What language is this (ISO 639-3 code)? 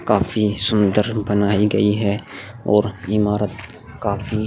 hin